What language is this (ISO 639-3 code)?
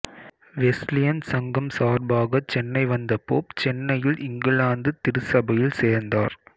tam